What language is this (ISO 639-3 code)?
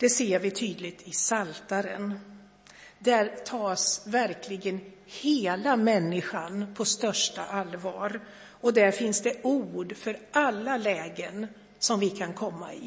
swe